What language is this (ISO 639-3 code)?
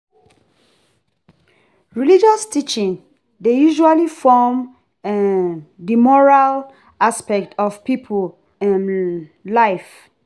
pcm